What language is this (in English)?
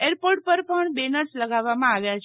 Gujarati